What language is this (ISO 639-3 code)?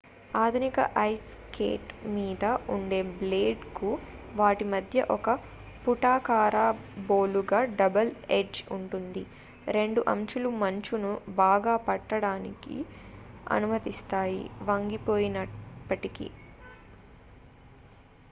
tel